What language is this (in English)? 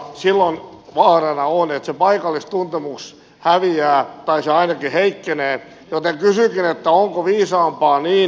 Finnish